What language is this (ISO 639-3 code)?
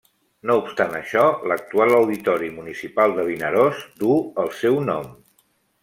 cat